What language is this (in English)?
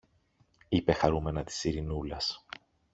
Greek